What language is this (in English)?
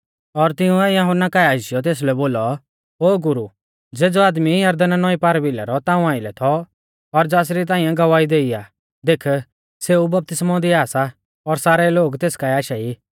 Mahasu Pahari